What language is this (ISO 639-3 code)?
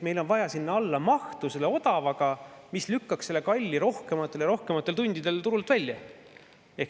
est